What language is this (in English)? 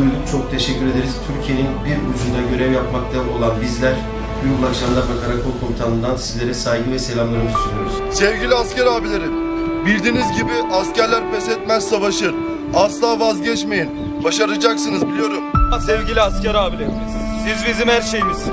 Turkish